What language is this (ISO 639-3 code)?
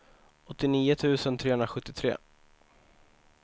swe